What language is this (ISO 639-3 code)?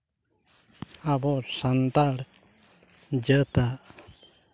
sat